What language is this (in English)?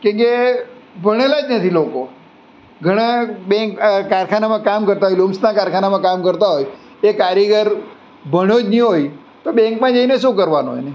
Gujarati